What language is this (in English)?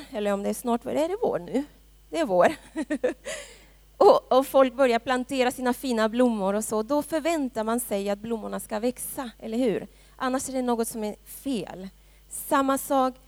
Swedish